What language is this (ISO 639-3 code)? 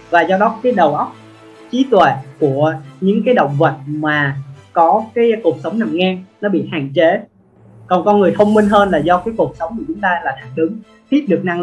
vie